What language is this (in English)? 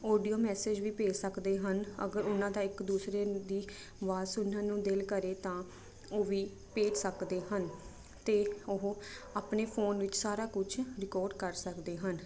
Punjabi